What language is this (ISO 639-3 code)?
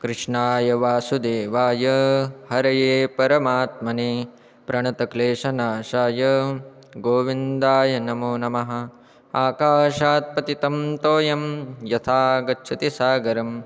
san